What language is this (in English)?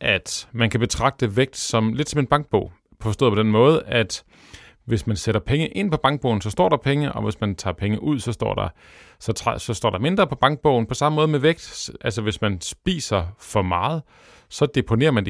Danish